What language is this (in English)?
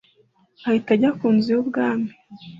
Kinyarwanda